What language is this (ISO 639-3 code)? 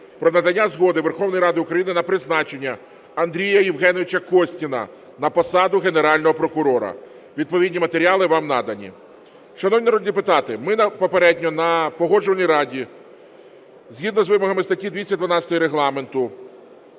ukr